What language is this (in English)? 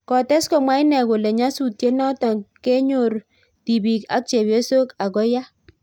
Kalenjin